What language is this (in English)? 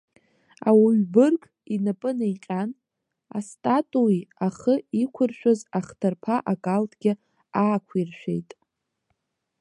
Abkhazian